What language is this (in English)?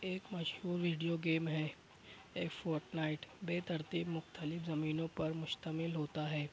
Urdu